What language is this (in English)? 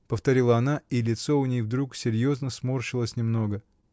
Russian